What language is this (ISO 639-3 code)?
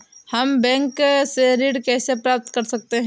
hin